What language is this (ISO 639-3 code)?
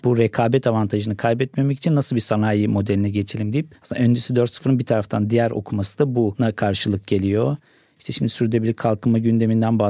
tur